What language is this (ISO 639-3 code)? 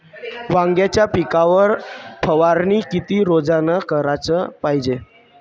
mar